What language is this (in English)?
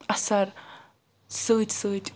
Kashmiri